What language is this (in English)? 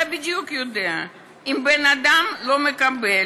Hebrew